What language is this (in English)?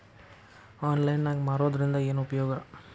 Kannada